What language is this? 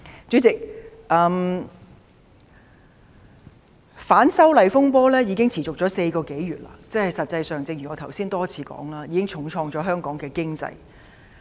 Cantonese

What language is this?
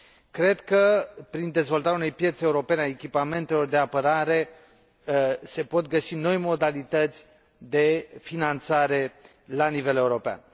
Romanian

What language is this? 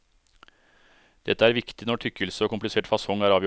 Norwegian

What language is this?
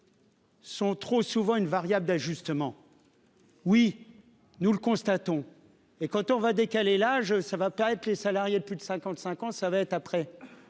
French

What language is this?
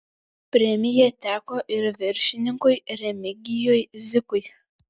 Lithuanian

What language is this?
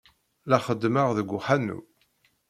Kabyle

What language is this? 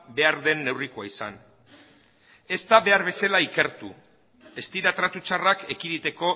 Basque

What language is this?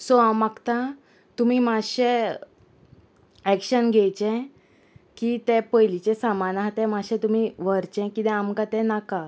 Konkani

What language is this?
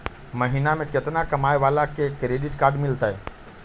Magahi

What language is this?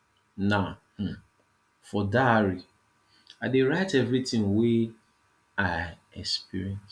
Nigerian Pidgin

